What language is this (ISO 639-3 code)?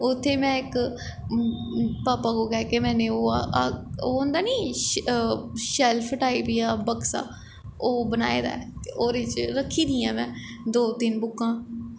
doi